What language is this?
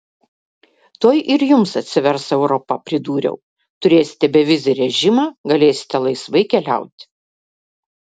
Lithuanian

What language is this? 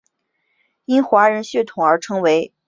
Chinese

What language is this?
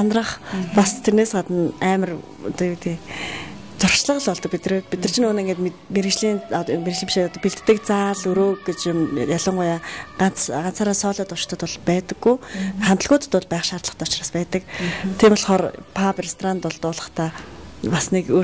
Arabic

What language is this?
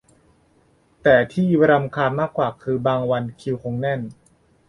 Thai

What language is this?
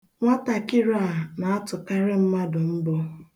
Igbo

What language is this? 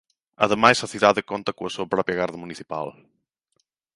Galician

